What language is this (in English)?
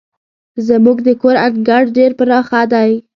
Pashto